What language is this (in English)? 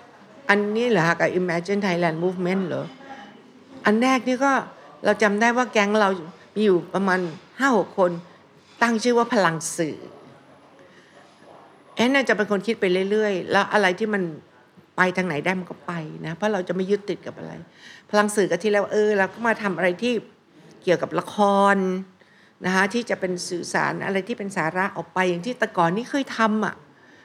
Thai